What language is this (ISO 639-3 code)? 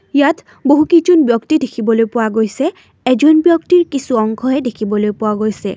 asm